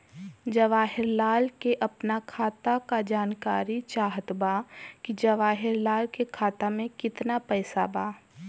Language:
Bhojpuri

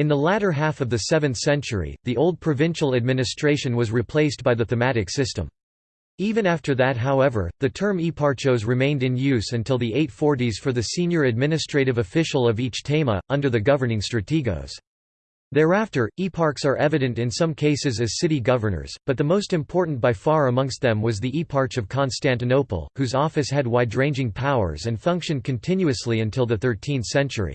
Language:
English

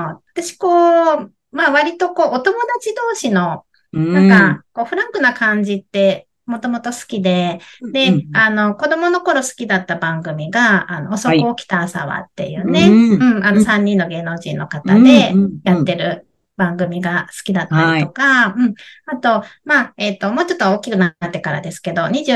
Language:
Japanese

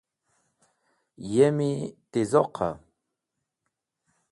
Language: Wakhi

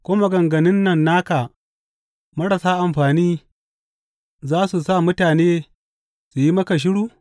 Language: Hausa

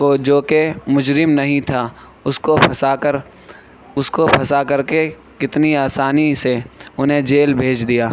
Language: Urdu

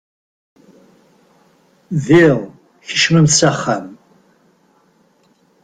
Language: Kabyle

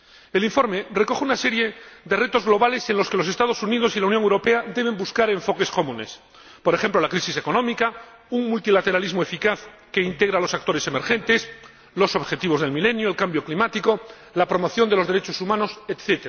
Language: Spanish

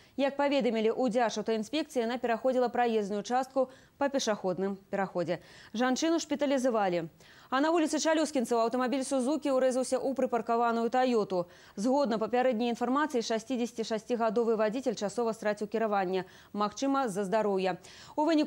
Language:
Russian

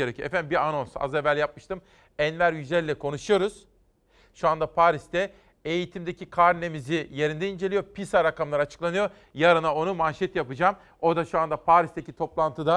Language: Turkish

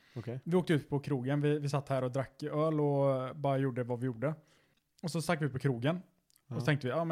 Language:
Swedish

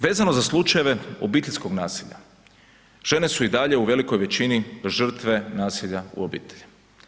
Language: Croatian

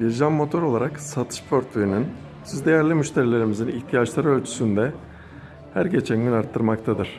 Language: Turkish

